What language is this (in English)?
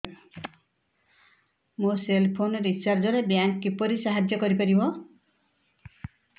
Odia